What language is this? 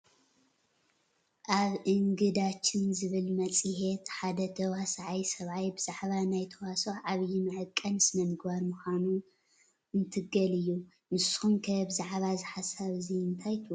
Tigrinya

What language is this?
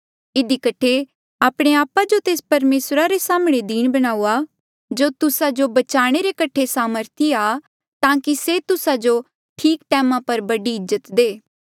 Mandeali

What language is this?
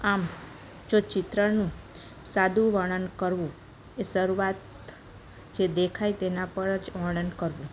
Gujarati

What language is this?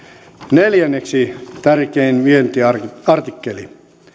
Finnish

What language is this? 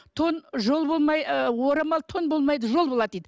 Kazakh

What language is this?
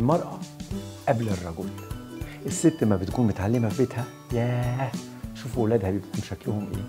Arabic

